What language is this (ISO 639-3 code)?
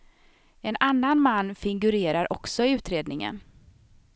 swe